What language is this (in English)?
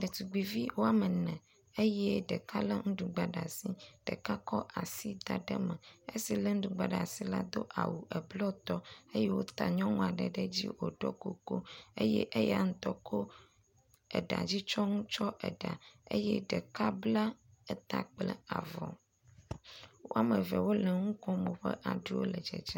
Ewe